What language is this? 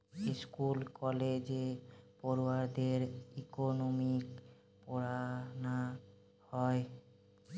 Bangla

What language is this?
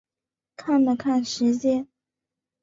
Chinese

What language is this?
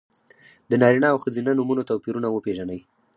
Pashto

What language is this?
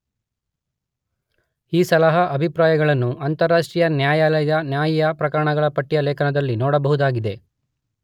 Kannada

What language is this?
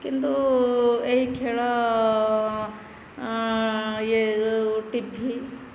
Odia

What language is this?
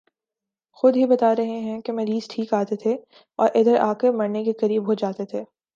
Urdu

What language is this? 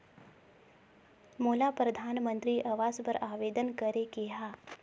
Chhattisgarhi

